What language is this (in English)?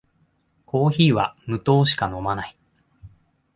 Japanese